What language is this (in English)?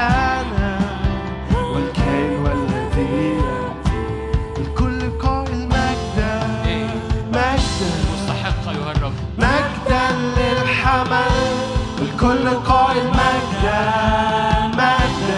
Arabic